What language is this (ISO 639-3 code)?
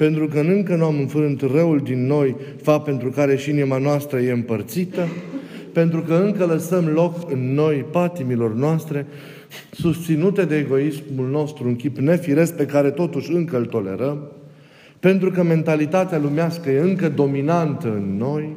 ron